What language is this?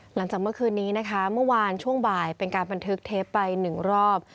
Thai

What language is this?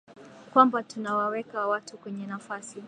Swahili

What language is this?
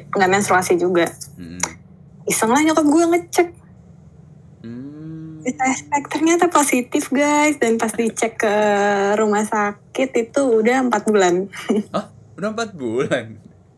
Indonesian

